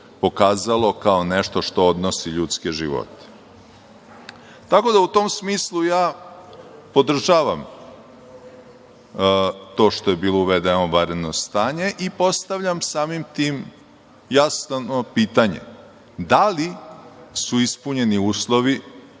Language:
Serbian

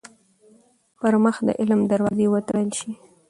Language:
Pashto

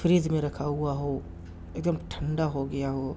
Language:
Urdu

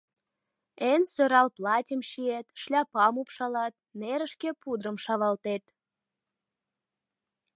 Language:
Mari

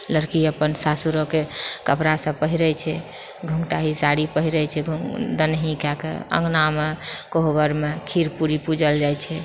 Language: Maithili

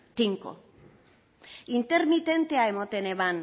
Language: Basque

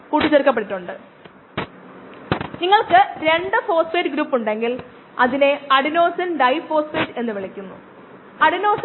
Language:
Malayalam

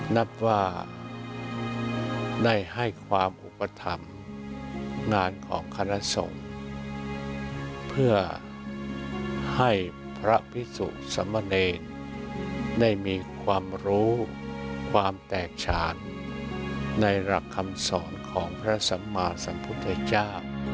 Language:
Thai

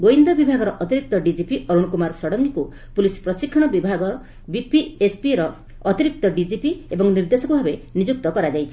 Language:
Odia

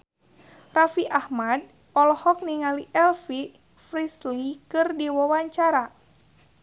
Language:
Sundanese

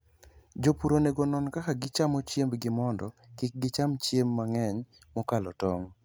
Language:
Luo (Kenya and Tanzania)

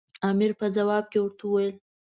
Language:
Pashto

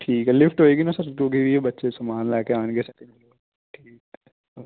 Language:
Punjabi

